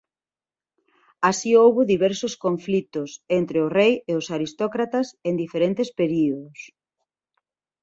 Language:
Galician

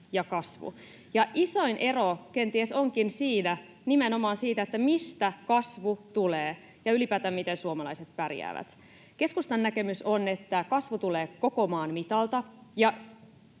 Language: Finnish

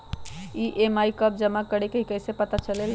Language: Magahi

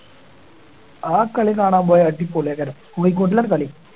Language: Malayalam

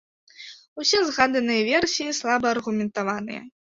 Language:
Belarusian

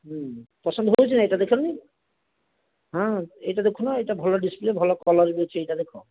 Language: Odia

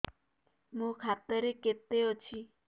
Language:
Odia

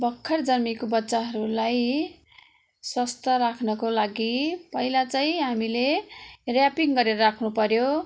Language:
Nepali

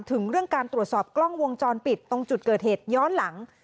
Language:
Thai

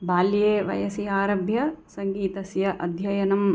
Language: Sanskrit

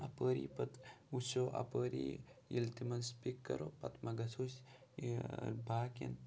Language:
Kashmiri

